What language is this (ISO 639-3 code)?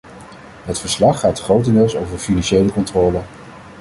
nld